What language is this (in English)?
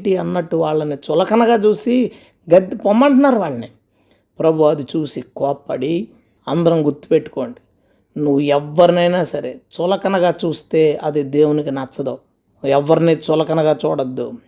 Telugu